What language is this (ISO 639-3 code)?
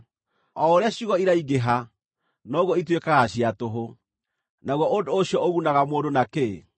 kik